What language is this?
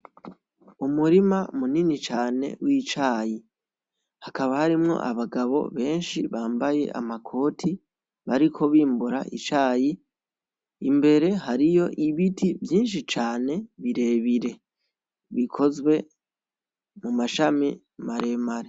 Rundi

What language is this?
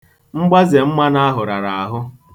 Igbo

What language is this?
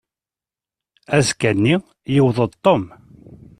Kabyle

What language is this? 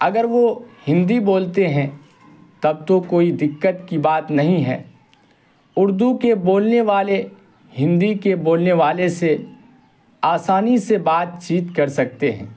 Urdu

